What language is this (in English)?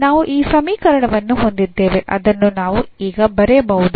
Kannada